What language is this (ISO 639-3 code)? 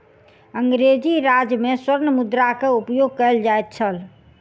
mai